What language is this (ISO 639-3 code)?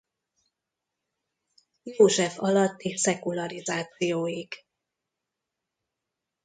hun